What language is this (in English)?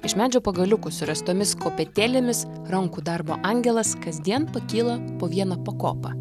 Lithuanian